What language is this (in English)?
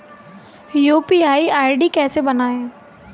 Hindi